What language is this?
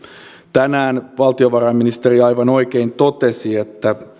Finnish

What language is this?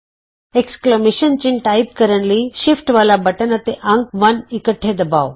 Punjabi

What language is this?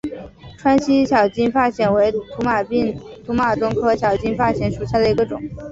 Chinese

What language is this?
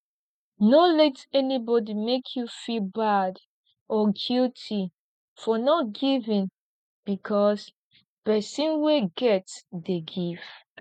Nigerian Pidgin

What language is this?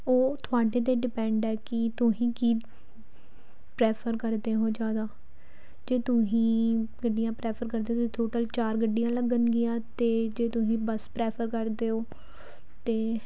Punjabi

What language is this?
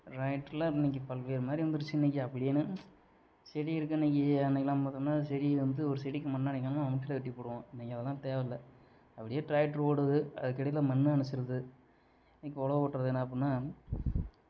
Tamil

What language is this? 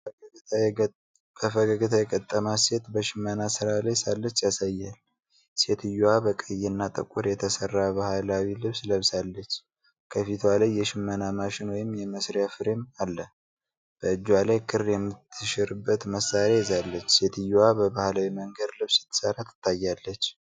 Amharic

